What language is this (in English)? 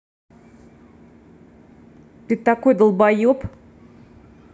Russian